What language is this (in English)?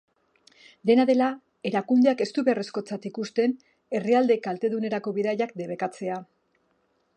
Basque